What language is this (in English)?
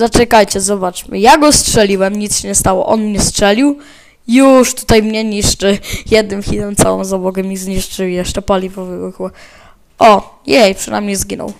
Polish